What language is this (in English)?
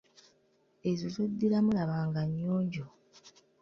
Ganda